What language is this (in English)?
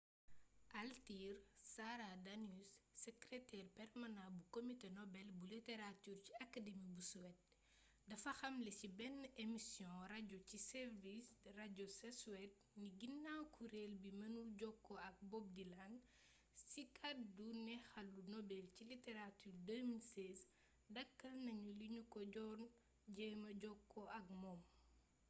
Wolof